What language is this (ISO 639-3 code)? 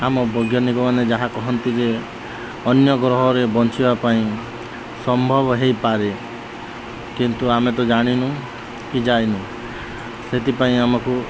ori